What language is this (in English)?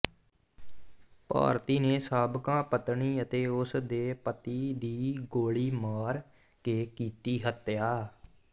Punjabi